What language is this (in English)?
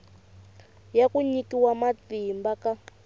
Tsonga